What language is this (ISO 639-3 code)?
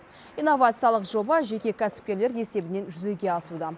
kaz